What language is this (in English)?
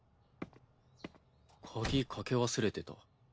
Japanese